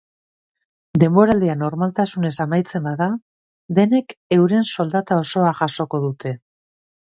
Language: Basque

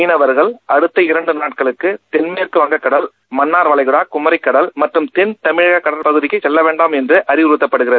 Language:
Tamil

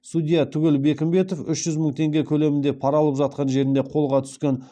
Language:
Kazakh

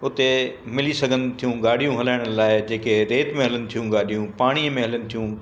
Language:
Sindhi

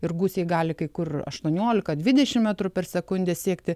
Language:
Lithuanian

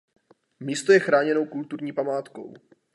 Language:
Czech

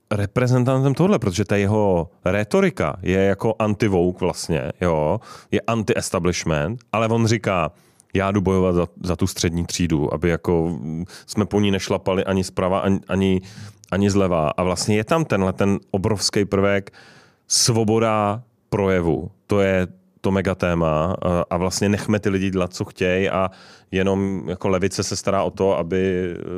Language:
Czech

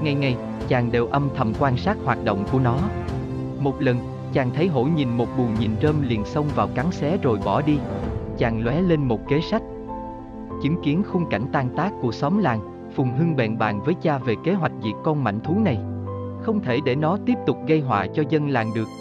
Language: Vietnamese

